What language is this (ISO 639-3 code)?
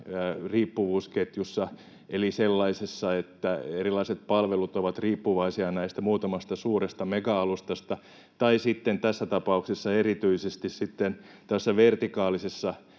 fin